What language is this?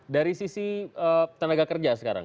Indonesian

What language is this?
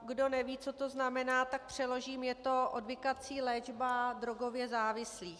Czech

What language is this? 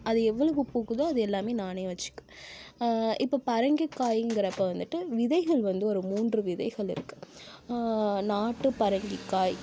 Tamil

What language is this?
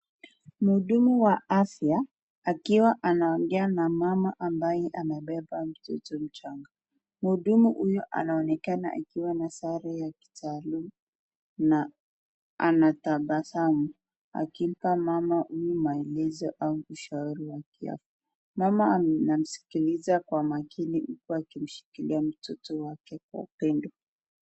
Swahili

